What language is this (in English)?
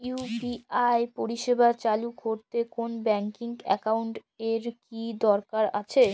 Bangla